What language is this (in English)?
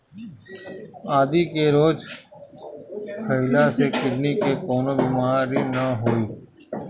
Bhojpuri